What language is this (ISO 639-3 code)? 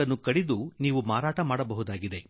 kan